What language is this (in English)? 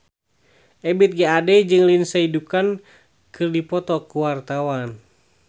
Sundanese